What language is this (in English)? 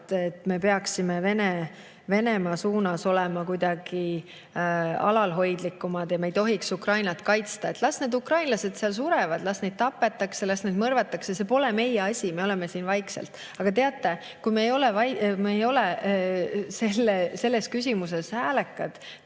Estonian